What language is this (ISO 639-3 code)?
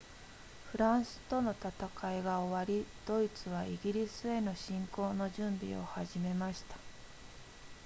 jpn